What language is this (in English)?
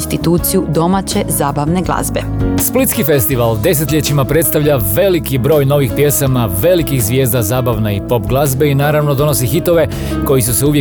Croatian